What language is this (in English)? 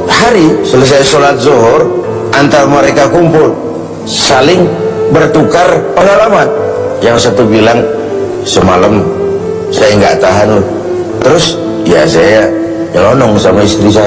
Indonesian